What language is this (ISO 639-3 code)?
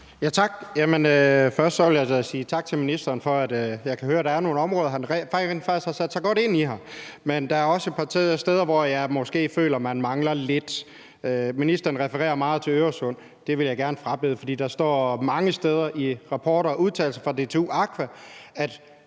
dan